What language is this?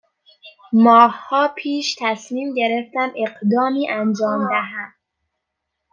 Persian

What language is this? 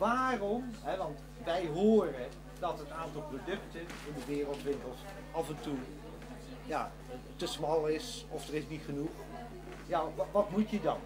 Dutch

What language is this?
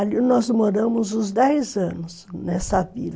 Portuguese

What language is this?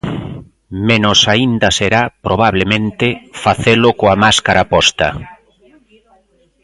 Galician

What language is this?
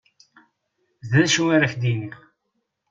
Kabyle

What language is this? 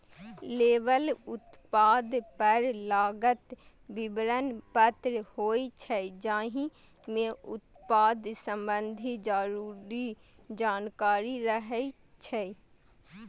Maithili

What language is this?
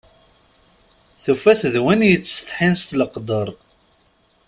Kabyle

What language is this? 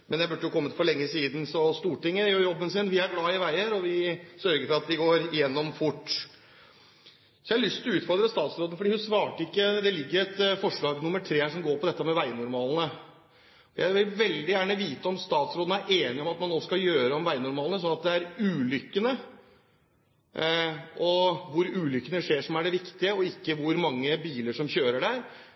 Norwegian Bokmål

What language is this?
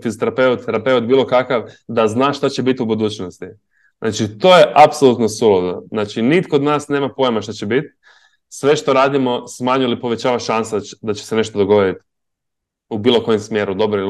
Croatian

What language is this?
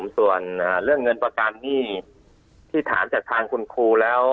Thai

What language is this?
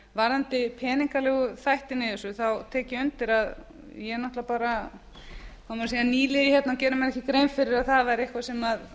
Icelandic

